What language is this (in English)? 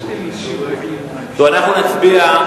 Hebrew